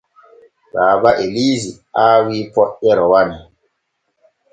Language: Borgu Fulfulde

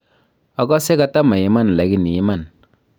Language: Kalenjin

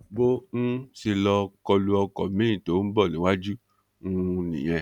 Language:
Yoruba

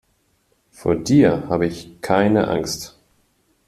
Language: German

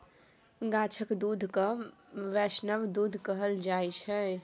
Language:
Maithili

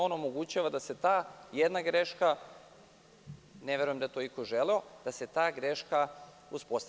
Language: Serbian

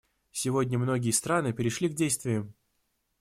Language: Russian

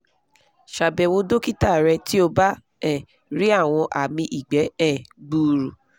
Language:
Yoruba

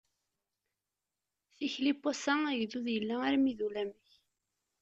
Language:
Kabyle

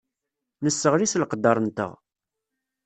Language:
Kabyle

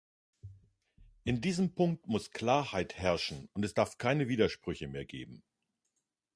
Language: German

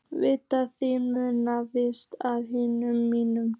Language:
Icelandic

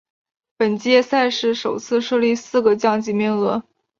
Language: Chinese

